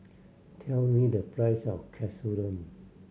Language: English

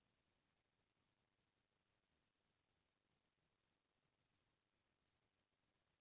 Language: Chhattisgarhi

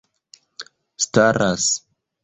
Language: Esperanto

